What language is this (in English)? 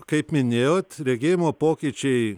Lithuanian